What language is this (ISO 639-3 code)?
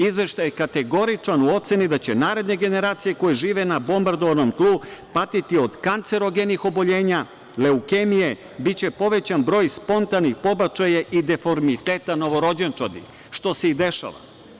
srp